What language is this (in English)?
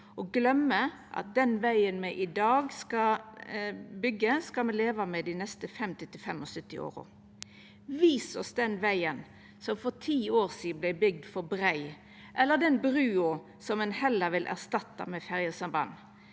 Norwegian